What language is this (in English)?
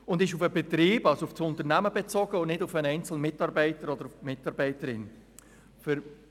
Swiss German